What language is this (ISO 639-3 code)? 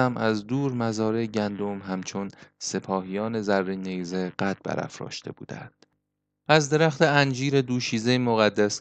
fas